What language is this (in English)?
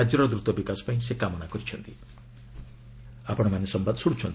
Odia